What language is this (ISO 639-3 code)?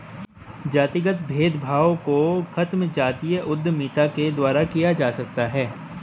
hin